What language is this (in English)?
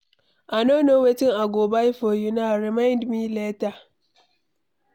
Nigerian Pidgin